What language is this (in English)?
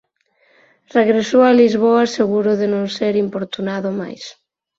Galician